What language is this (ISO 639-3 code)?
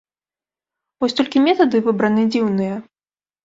bel